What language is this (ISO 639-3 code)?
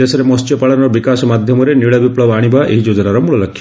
ori